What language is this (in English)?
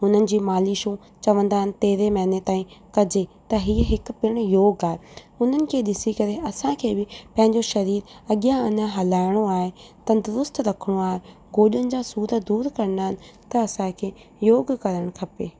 Sindhi